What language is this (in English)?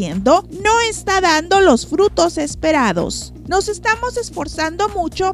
Spanish